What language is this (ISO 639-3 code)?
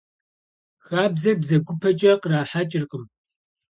kbd